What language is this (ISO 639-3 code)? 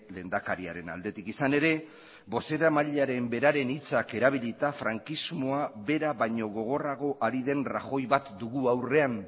eus